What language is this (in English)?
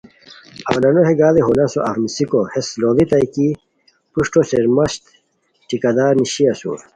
Khowar